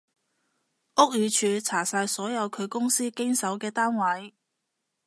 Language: Cantonese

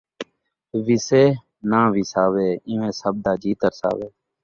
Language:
Saraiki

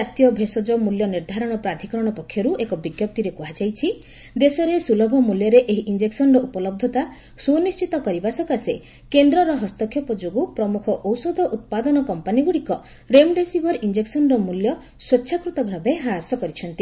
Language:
Odia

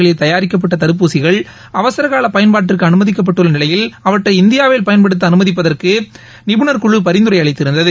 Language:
Tamil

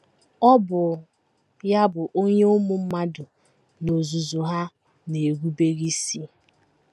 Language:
Igbo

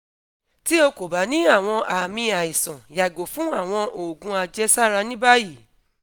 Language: Yoruba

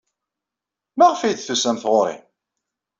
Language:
Kabyle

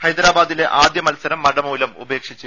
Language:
Malayalam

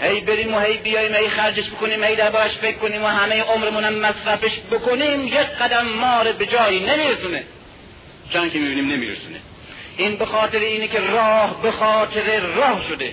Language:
Persian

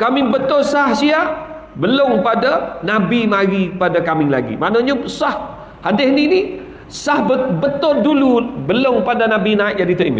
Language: Malay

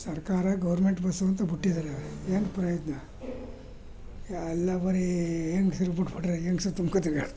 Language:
Kannada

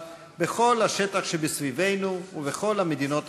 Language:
Hebrew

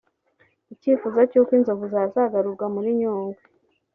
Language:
Kinyarwanda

